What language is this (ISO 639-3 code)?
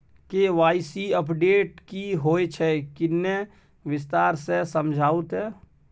mai